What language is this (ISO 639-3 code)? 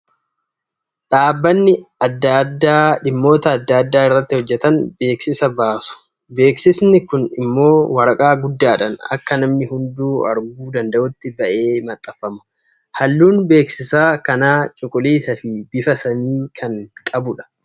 orm